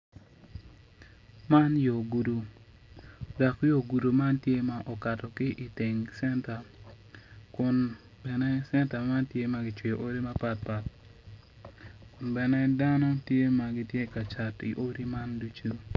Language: Acoli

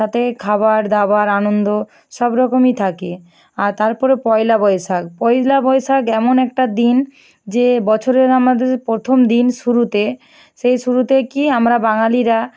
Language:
Bangla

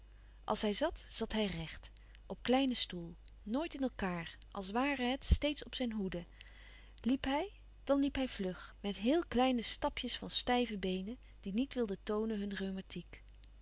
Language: Dutch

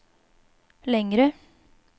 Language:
Swedish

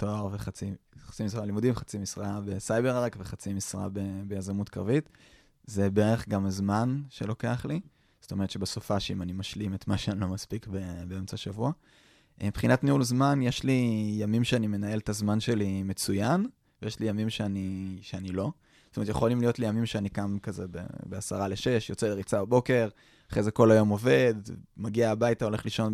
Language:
Hebrew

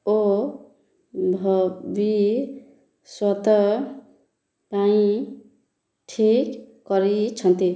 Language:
Odia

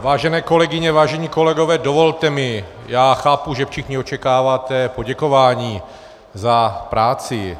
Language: Czech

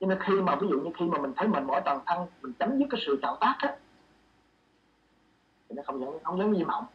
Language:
Vietnamese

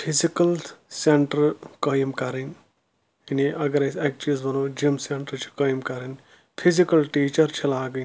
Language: Kashmiri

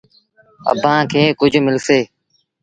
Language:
Sindhi Bhil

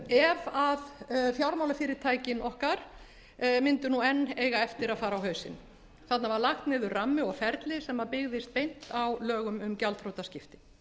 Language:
Icelandic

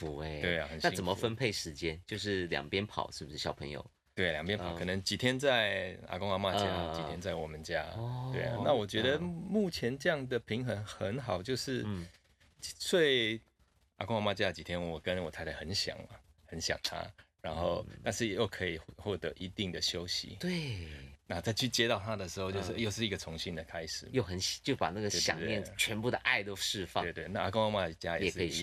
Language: Chinese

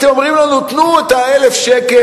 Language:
Hebrew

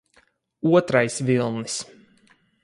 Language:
Latvian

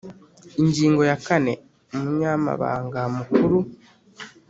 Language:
Kinyarwanda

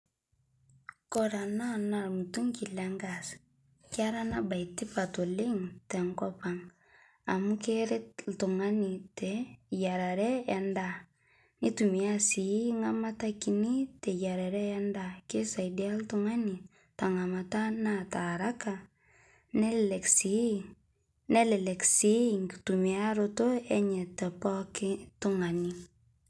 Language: Masai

